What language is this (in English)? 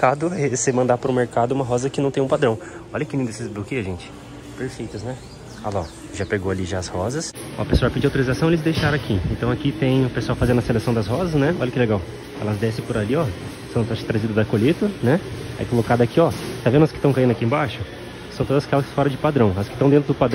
Portuguese